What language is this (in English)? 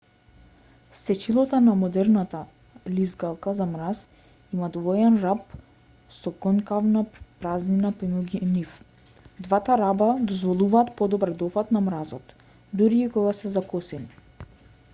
Macedonian